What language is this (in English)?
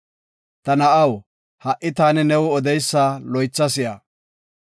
Gofa